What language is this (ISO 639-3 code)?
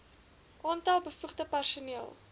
afr